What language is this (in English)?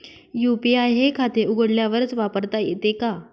Marathi